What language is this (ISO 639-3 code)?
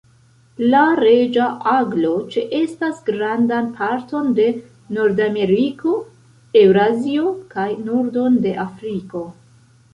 epo